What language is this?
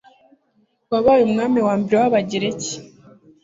Kinyarwanda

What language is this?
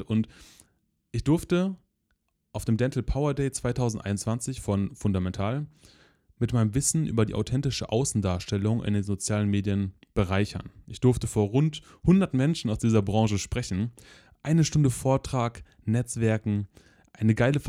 German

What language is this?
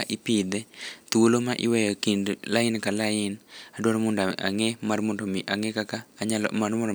Luo (Kenya and Tanzania)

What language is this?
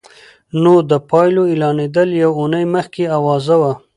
Pashto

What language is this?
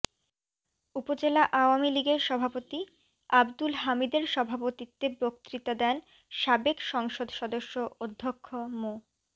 Bangla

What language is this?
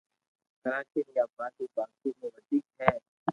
Loarki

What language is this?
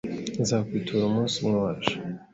Kinyarwanda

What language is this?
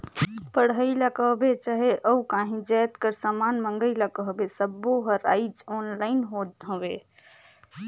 Chhattisgarhi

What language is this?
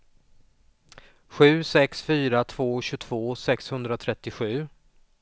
Swedish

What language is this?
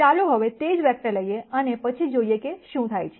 Gujarati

